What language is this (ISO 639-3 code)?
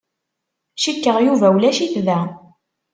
kab